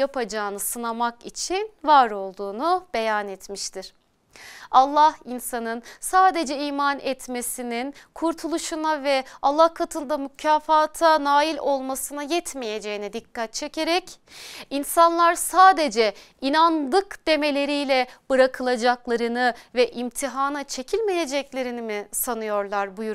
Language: Turkish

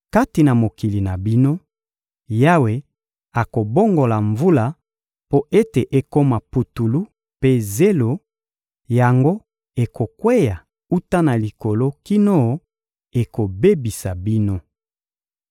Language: Lingala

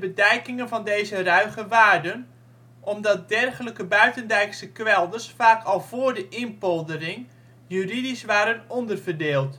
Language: Dutch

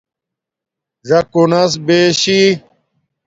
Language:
Domaaki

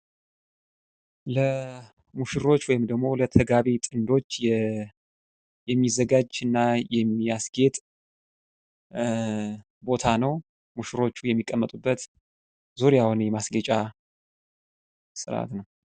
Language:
Amharic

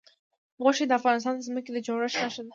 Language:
Pashto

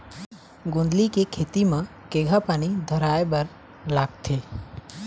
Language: Chhattisgarhi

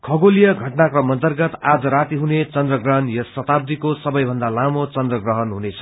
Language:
Nepali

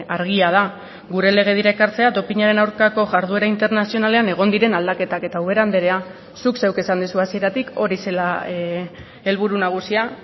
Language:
Basque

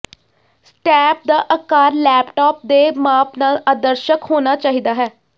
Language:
Punjabi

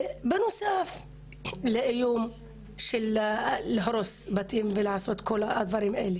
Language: Hebrew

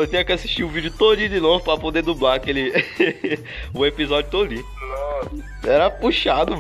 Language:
Portuguese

